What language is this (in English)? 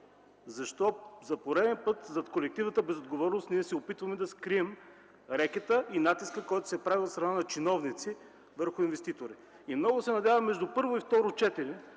Bulgarian